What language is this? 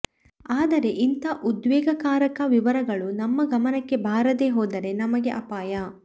Kannada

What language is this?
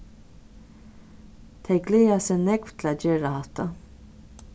Faroese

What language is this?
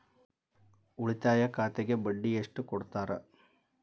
Kannada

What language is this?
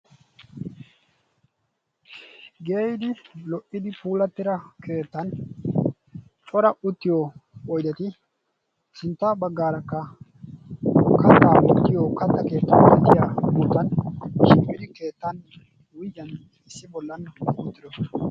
Wolaytta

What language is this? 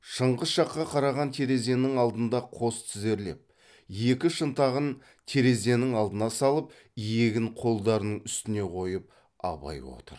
Kazakh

